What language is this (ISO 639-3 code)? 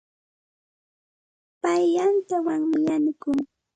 qxt